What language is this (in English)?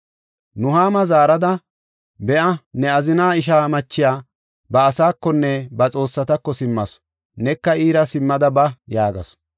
Gofa